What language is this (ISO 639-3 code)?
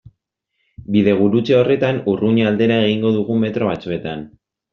eus